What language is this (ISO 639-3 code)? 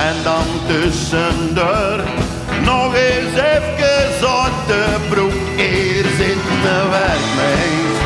nld